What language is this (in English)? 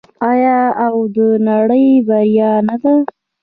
Pashto